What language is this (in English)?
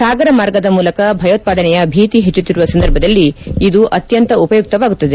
Kannada